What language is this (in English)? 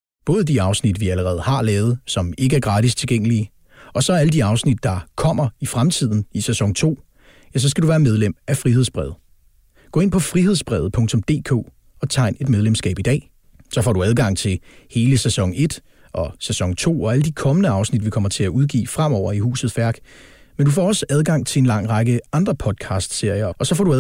Danish